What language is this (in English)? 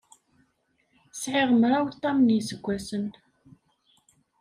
Kabyle